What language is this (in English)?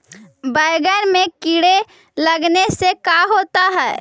Magahi